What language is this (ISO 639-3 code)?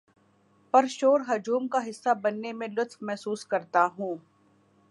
urd